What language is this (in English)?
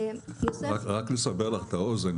Hebrew